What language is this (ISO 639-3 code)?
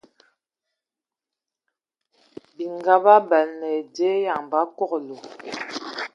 ewo